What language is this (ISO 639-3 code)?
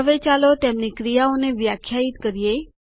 guj